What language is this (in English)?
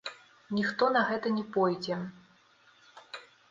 Belarusian